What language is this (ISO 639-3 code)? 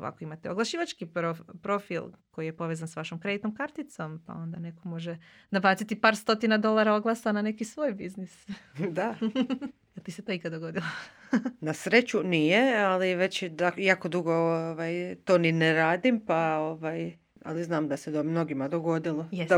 hrv